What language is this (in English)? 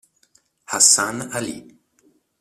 Italian